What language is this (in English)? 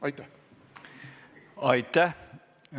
Estonian